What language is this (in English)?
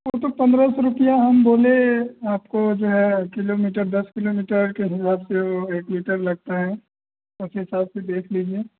Hindi